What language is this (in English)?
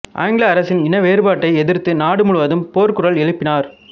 Tamil